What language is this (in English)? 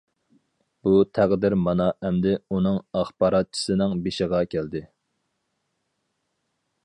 Uyghur